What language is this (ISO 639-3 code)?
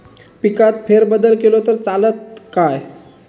mar